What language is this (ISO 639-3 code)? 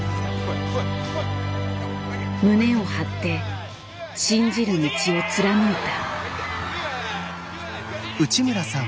jpn